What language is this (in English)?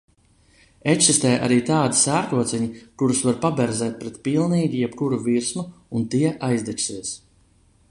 Latvian